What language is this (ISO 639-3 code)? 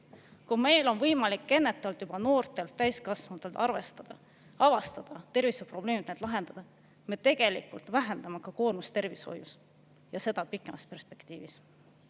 est